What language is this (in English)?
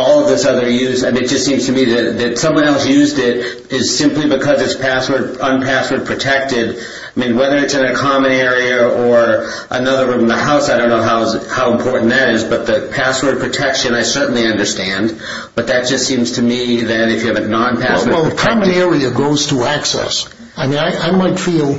English